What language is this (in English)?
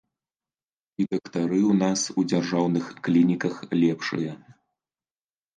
Belarusian